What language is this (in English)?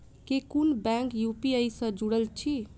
Maithili